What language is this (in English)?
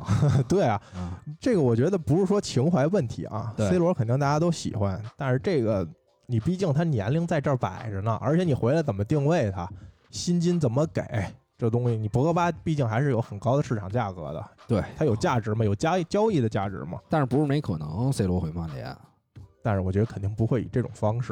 Chinese